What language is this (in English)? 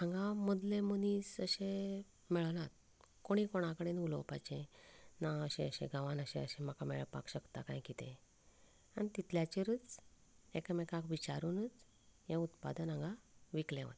Konkani